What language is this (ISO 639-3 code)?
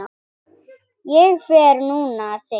isl